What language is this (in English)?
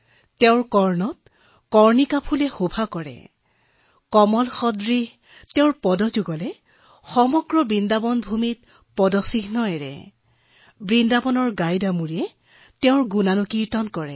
Assamese